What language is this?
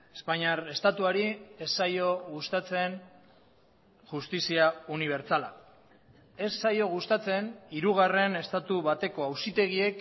Basque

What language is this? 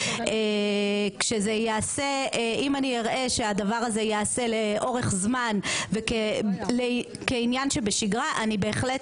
Hebrew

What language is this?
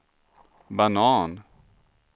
Swedish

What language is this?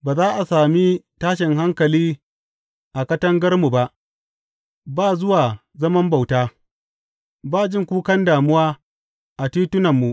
Hausa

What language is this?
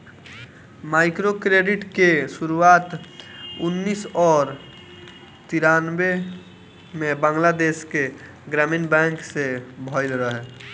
Bhojpuri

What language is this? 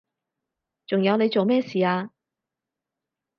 Cantonese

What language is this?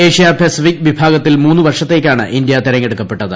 Malayalam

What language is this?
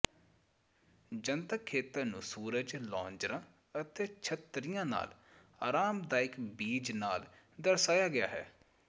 Punjabi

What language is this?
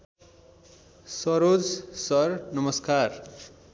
Nepali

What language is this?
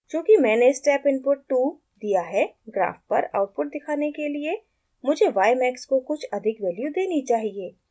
Hindi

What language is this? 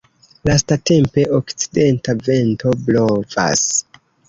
Esperanto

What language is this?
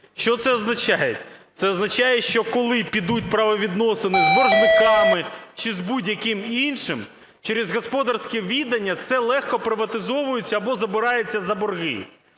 Ukrainian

